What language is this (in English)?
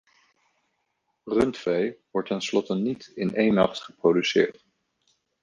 Dutch